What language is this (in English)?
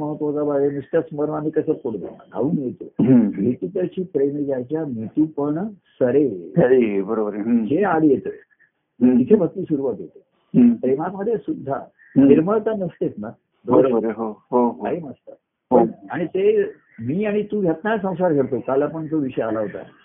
Marathi